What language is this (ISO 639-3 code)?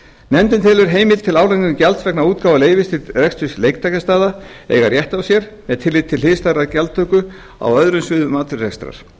isl